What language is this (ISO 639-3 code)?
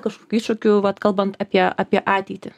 lit